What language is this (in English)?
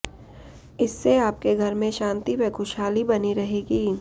Hindi